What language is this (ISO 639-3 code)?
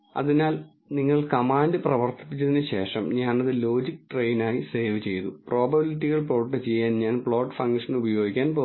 mal